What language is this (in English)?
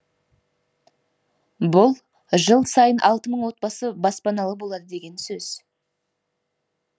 Kazakh